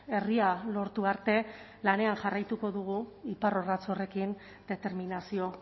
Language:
Basque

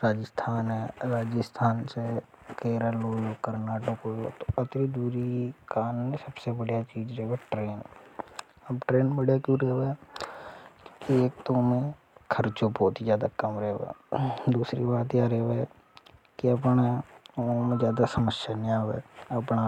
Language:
Hadothi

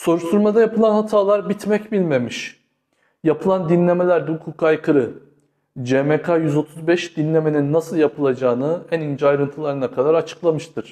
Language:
Turkish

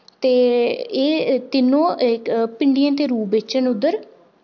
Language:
Dogri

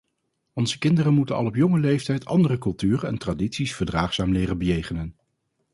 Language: Dutch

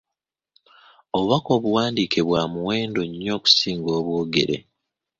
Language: Ganda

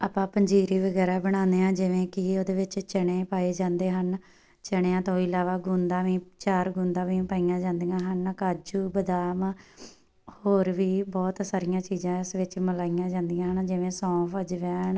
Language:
Punjabi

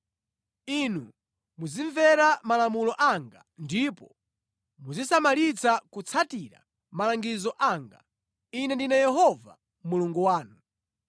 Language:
Nyanja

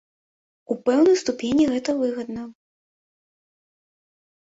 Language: Belarusian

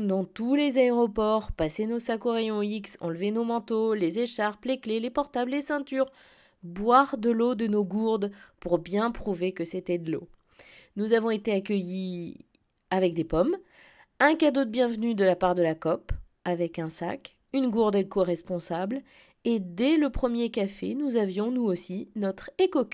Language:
French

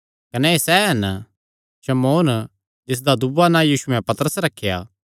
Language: Kangri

